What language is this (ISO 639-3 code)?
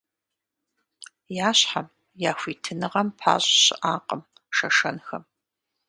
kbd